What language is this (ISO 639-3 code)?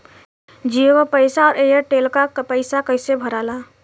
bho